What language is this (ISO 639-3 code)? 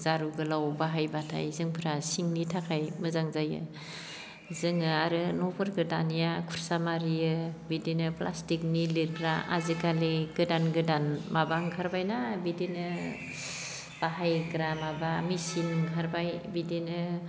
brx